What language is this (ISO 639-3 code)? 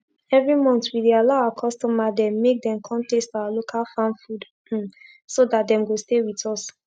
pcm